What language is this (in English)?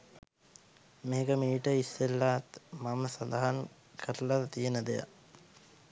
Sinhala